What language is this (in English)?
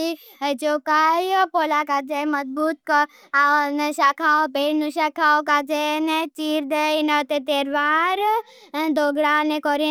Bhili